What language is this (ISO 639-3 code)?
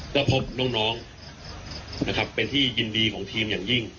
tha